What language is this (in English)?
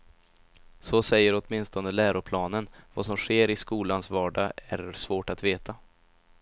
Swedish